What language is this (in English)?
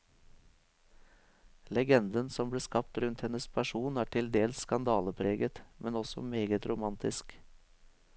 Norwegian